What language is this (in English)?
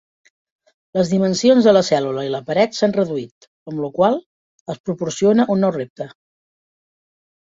Catalan